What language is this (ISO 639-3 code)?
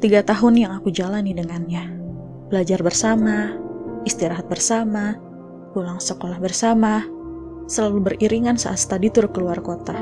ind